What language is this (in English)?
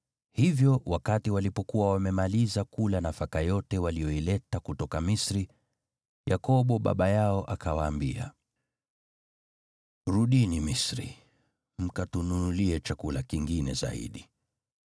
Swahili